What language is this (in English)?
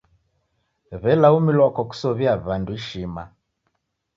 Taita